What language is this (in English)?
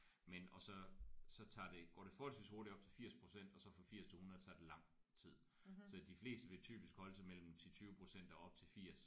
Danish